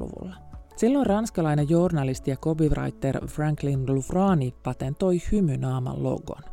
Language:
Finnish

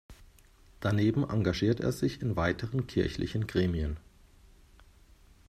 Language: German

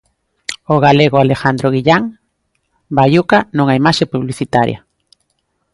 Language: Galician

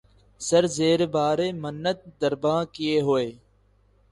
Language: Urdu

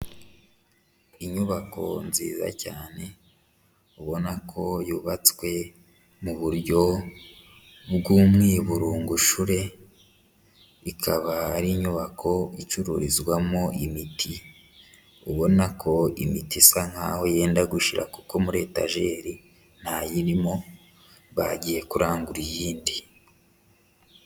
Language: Kinyarwanda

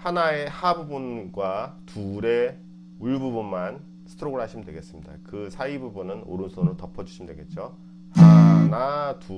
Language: Korean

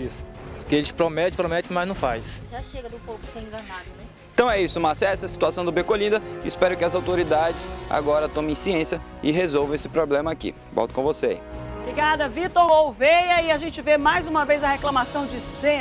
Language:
Portuguese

